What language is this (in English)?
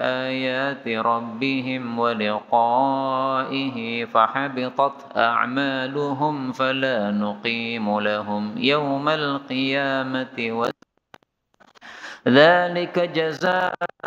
Indonesian